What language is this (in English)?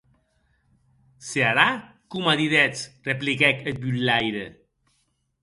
Occitan